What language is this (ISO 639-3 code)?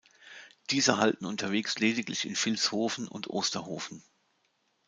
deu